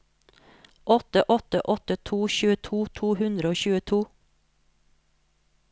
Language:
Norwegian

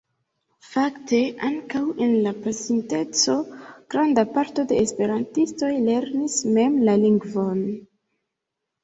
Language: Esperanto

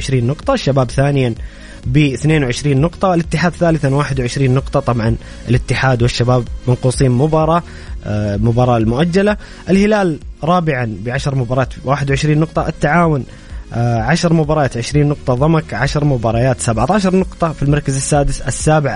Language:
Arabic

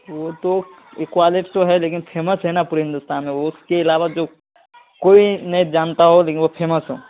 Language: Urdu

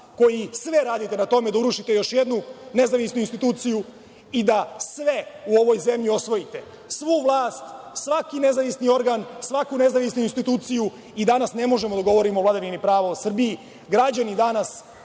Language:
Serbian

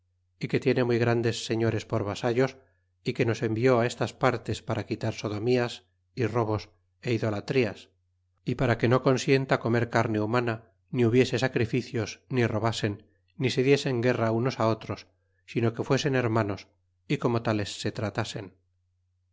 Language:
Spanish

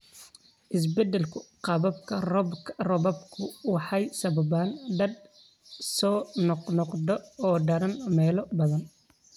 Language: Somali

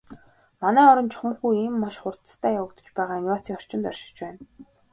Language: Mongolian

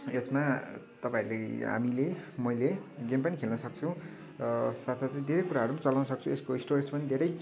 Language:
Nepali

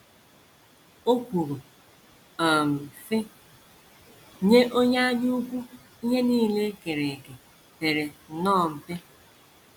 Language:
Igbo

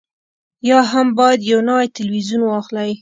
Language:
Pashto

